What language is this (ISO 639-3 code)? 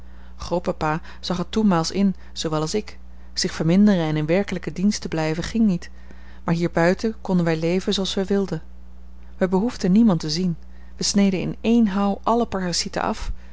nld